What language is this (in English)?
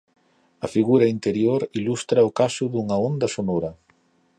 Galician